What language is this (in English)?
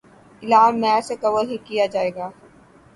Urdu